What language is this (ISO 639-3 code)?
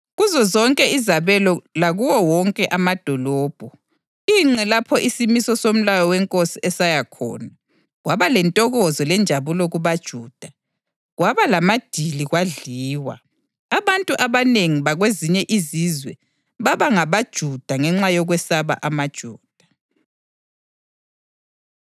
nde